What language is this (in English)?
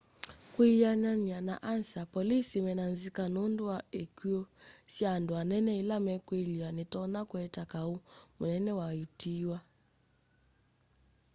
Kamba